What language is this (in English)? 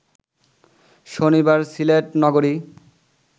Bangla